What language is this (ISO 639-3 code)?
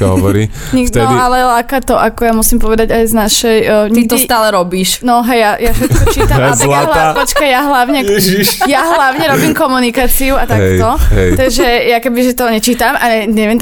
slk